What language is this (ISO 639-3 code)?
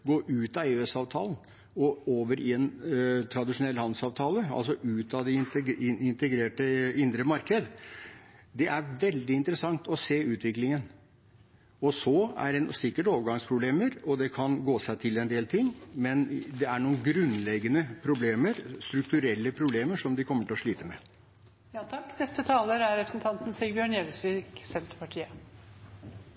nob